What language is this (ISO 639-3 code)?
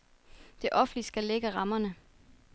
dan